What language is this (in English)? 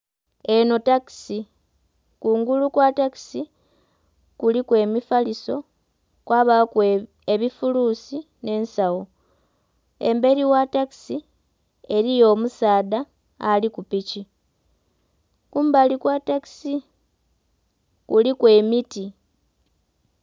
Soga